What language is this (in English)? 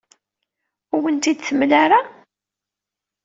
Kabyle